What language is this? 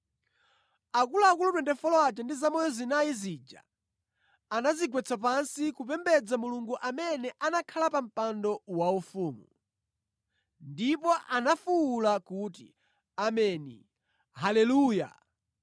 Nyanja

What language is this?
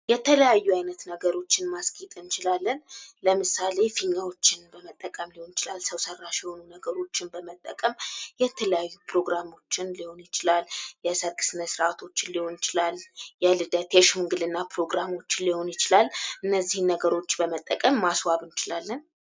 Amharic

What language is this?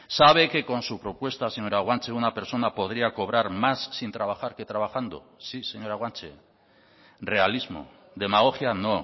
Spanish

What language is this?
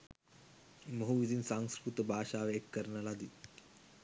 Sinhala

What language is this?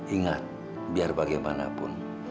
Indonesian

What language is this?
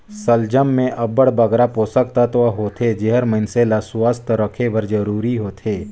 Chhattisgarhi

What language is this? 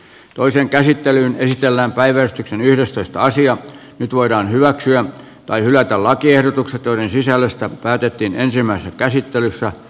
Finnish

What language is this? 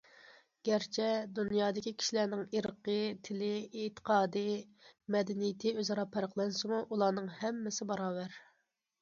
Uyghur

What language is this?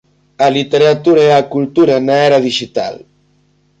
Galician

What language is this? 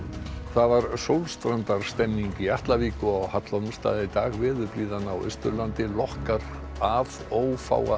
Icelandic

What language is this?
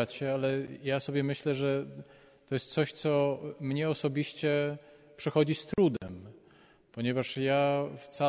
Polish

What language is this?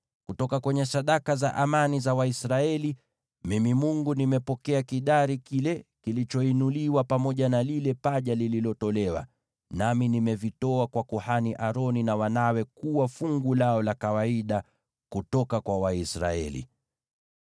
Swahili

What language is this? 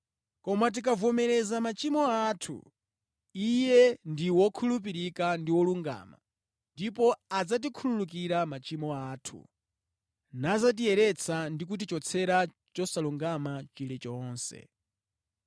Nyanja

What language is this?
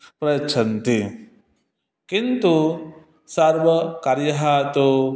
Sanskrit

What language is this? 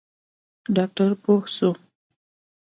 Pashto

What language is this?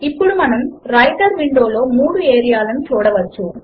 Telugu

